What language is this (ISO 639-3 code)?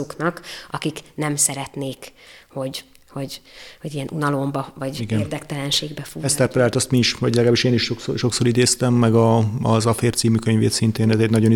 hun